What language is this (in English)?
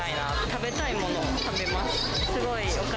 Japanese